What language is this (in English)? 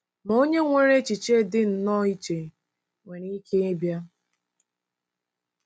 Igbo